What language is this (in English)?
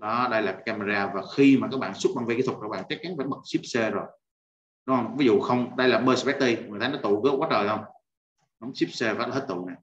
Vietnamese